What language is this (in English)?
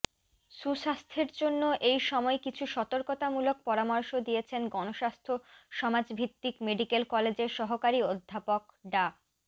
Bangla